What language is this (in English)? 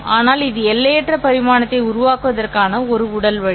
Tamil